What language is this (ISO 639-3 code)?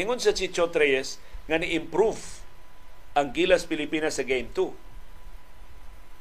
fil